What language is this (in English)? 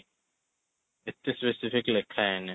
Odia